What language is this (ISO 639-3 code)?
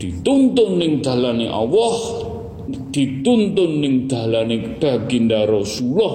msa